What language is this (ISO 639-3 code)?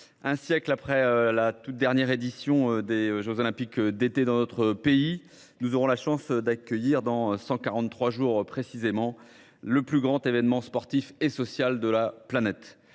fra